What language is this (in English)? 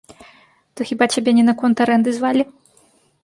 Belarusian